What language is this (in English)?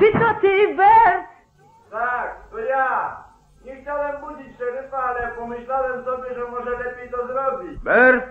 Polish